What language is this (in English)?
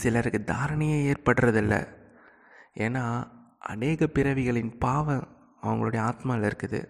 Tamil